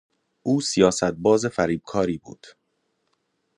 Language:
Persian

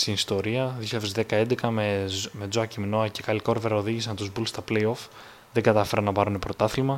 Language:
Greek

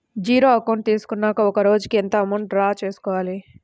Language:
Telugu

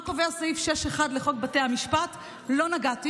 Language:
Hebrew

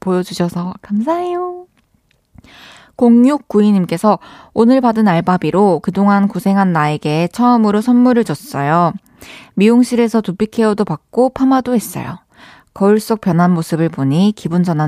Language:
Korean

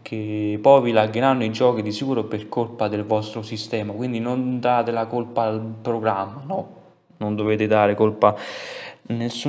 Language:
Italian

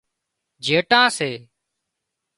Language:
Wadiyara Koli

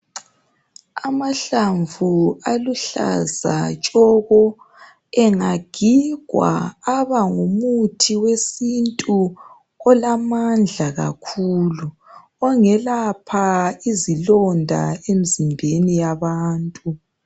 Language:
North Ndebele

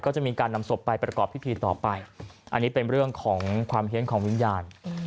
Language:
Thai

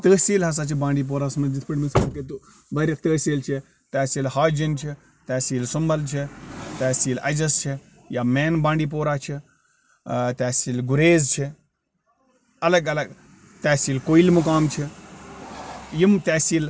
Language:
Kashmiri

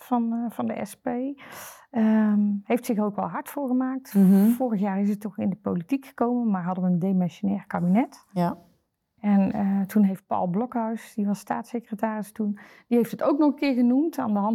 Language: Dutch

